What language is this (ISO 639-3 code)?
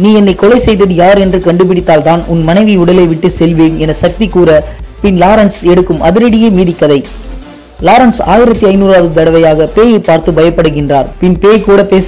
ron